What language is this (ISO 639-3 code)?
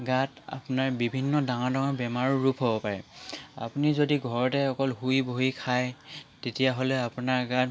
asm